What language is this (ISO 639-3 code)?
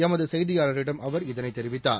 tam